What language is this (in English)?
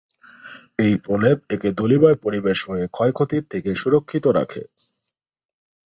Bangla